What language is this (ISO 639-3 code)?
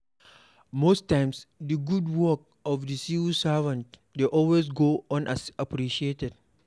pcm